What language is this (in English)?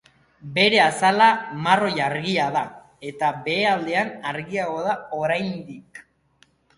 Basque